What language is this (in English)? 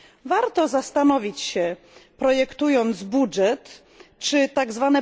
Polish